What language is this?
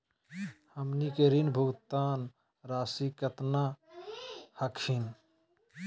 Magahi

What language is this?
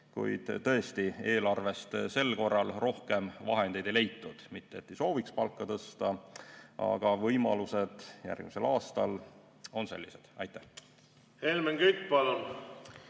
Estonian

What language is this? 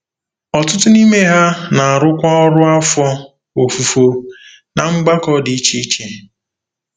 Igbo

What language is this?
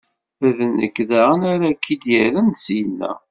Kabyle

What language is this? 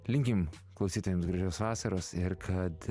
Lithuanian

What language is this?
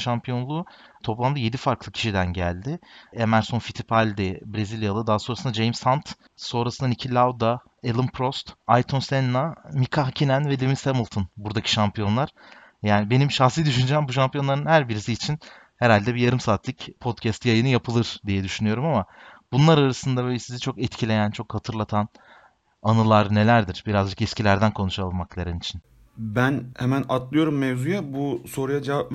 Turkish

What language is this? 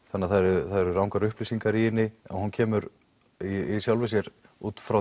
Icelandic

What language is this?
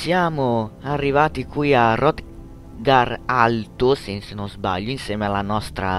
Italian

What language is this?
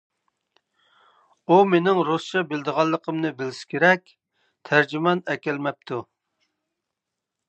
Uyghur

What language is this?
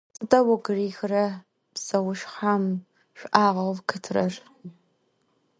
Adyghe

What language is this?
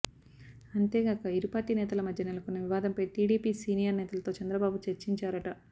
Telugu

